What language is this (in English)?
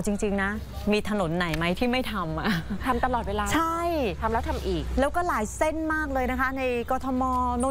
Thai